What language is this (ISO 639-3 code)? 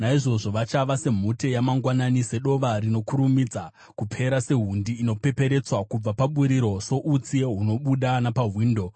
sna